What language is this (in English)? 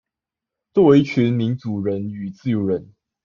Chinese